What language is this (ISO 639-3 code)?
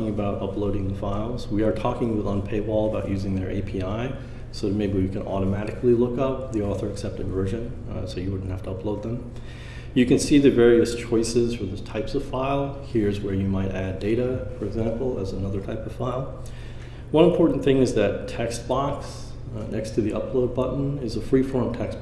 eng